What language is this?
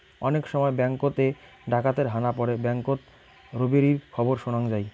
Bangla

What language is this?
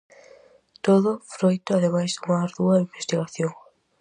Galician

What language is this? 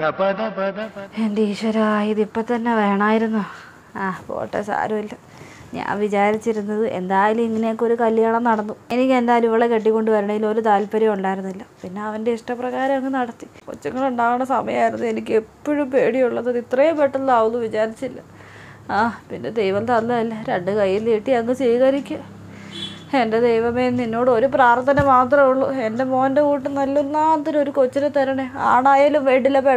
Arabic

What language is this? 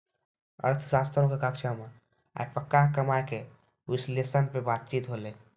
Maithili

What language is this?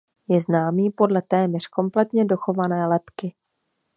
Czech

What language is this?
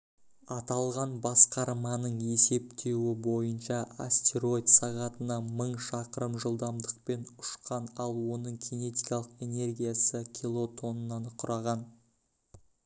Kazakh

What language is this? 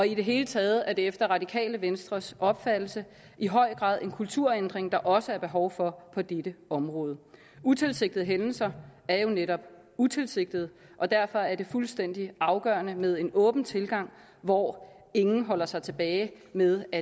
Danish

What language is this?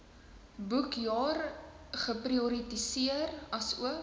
Afrikaans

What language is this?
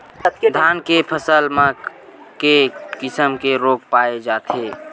Chhattisgarhi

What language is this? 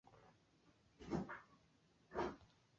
Swahili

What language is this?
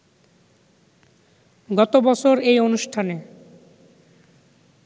Bangla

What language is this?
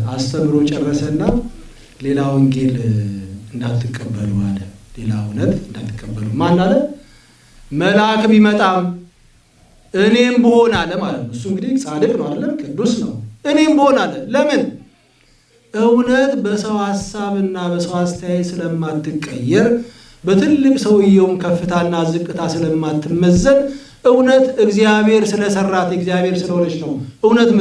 Amharic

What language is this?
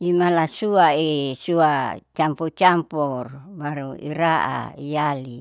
Saleman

